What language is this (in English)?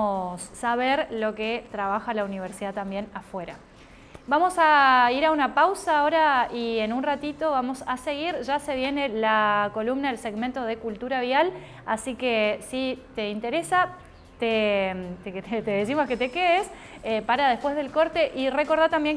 Spanish